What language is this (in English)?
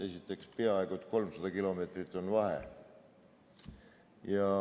Estonian